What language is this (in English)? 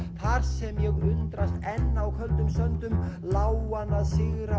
Icelandic